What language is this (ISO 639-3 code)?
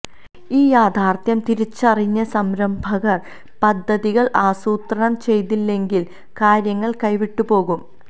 mal